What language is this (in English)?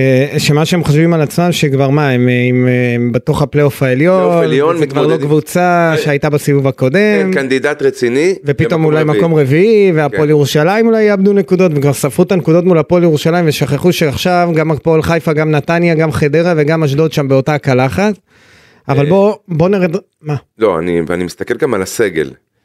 Hebrew